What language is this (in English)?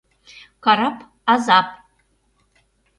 Mari